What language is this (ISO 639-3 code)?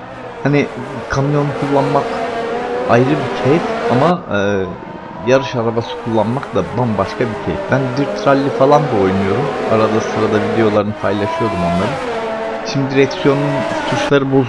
tur